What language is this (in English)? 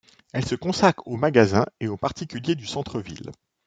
French